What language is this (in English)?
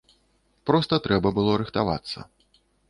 Belarusian